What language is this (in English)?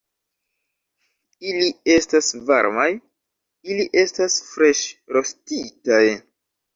Esperanto